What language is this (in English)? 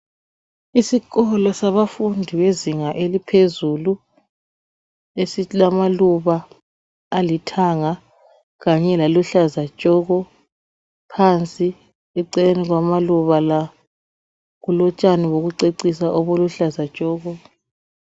North Ndebele